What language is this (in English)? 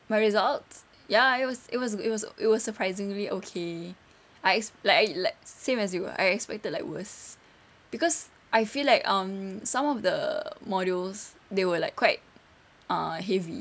English